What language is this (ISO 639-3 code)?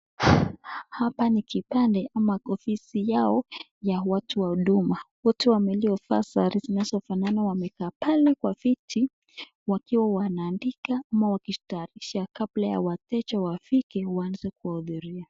swa